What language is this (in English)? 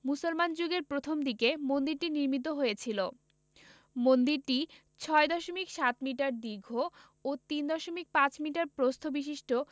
Bangla